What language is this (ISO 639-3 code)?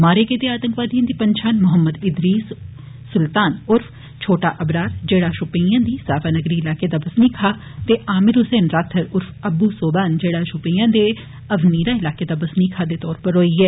doi